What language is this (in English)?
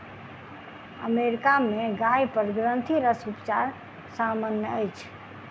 Maithili